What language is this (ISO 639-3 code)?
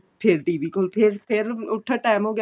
pan